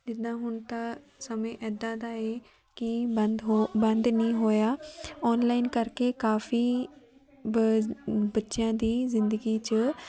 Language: Punjabi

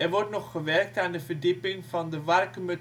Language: Dutch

